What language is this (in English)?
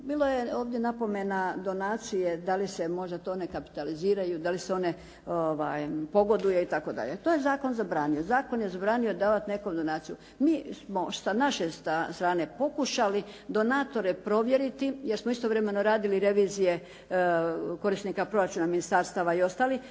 Croatian